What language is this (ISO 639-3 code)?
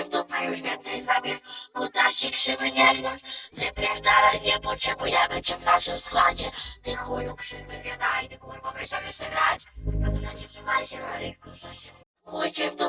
pol